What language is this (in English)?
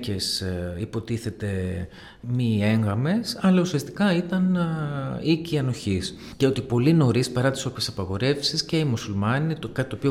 Greek